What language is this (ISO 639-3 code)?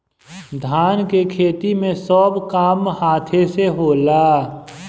bho